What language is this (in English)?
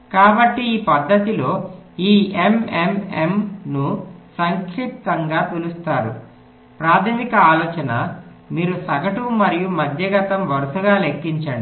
Telugu